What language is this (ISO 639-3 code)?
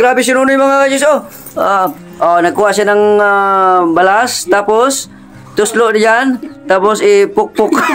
fil